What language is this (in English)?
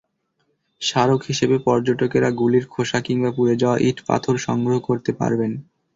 Bangla